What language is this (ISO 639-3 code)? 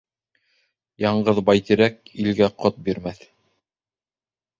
bak